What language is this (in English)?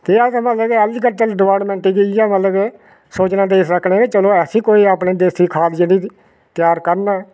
Dogri